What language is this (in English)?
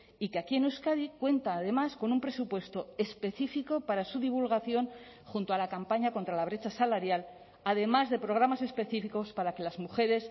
Spanish